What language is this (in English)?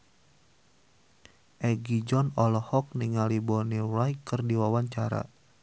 Sundanese